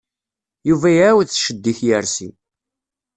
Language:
Kabyle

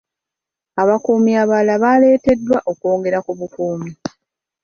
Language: Ganda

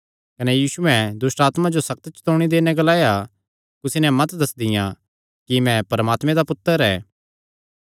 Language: Kangri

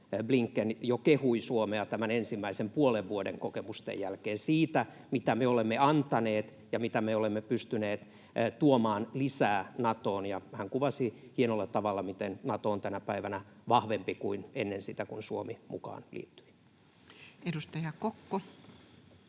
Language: Finnish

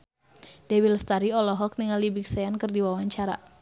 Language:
Sundanese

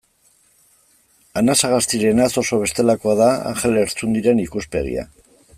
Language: Basque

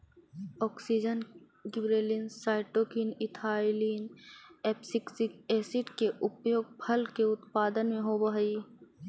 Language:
Magahi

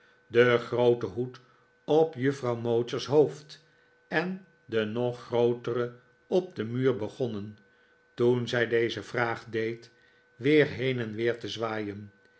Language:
Dutch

